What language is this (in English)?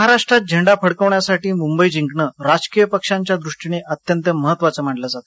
Marathi